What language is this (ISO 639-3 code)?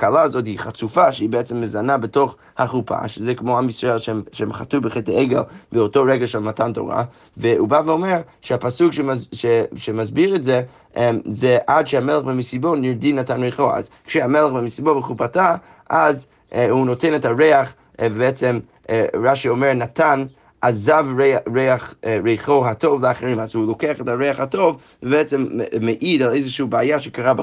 heb